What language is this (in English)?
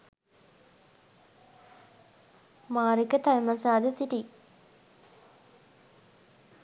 Sinhala